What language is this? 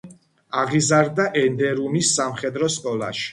Georgian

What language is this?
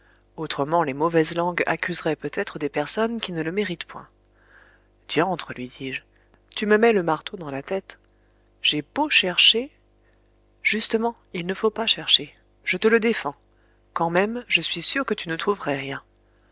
French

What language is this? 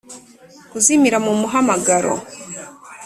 Kinyarwanda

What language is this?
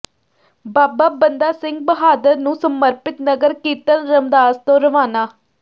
Punjabi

